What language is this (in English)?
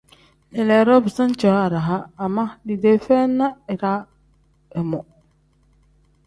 Tem